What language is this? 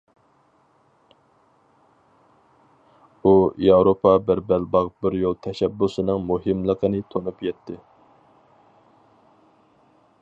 Uyghur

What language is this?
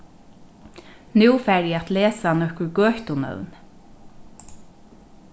Faroese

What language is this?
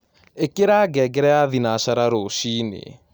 Kikuyu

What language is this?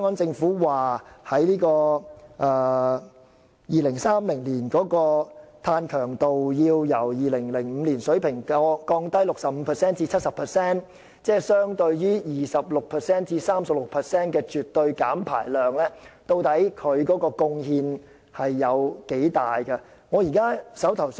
Cantonese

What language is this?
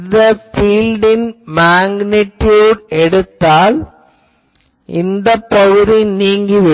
Tamil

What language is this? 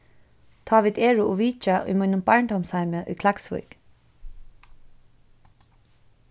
Faroese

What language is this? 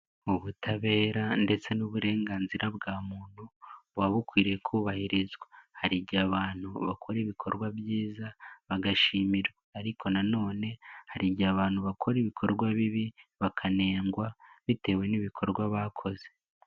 Kinyarwanda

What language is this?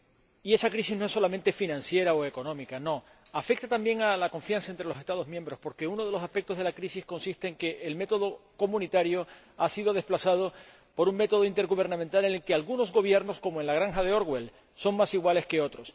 Spanish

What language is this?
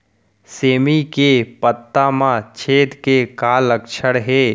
Chhattisgarhi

